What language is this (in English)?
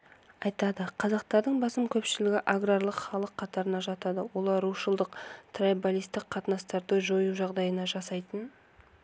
Kazakh